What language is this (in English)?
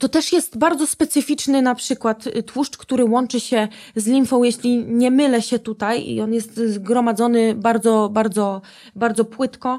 Polish